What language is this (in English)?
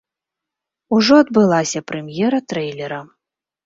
Belarusian